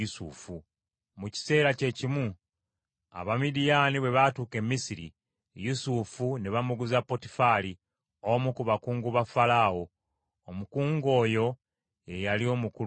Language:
Ganda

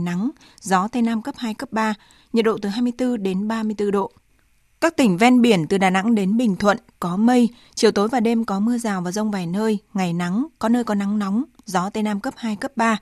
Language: Vietnamese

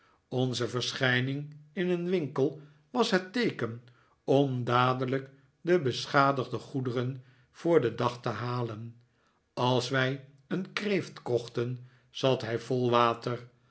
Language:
Dutch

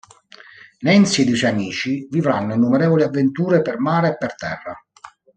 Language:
Italian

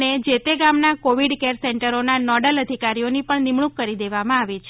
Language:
Gujarati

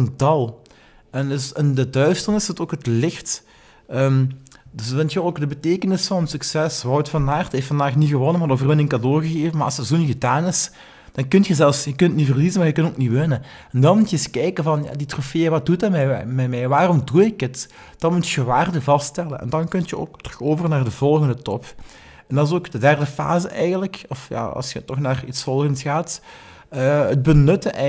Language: Dutch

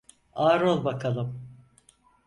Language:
Turkish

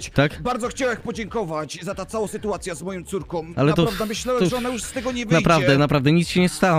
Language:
Polish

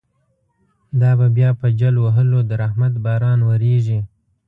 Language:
Pashto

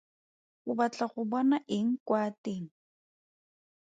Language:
Tswana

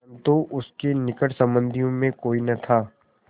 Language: Hindi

